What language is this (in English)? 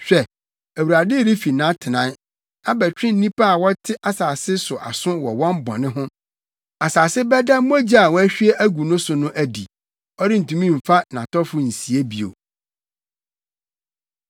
Akan